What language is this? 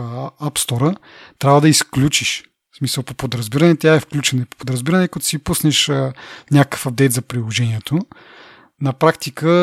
Bulgarian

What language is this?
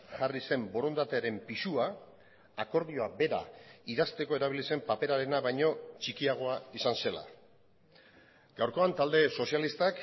Basque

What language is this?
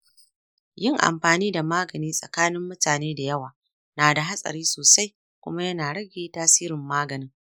Hausa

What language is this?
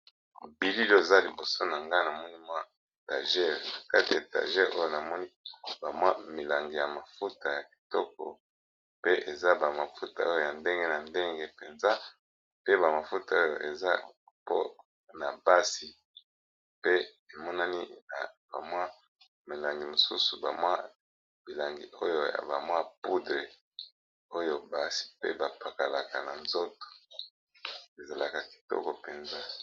Lingala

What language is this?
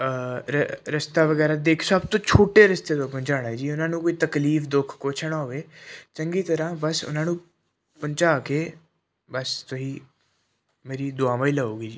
Punjabi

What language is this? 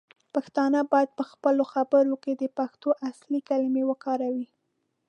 Pashto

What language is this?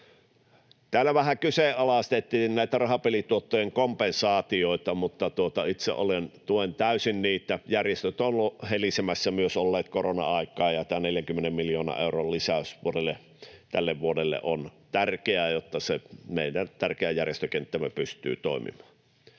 Finnish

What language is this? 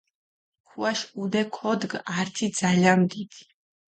Mingrelian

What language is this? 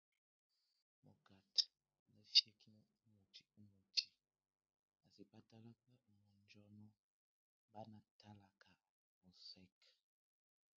Tunen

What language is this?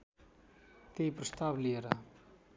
Nepali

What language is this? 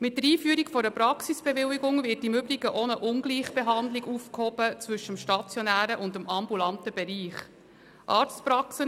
Swiss German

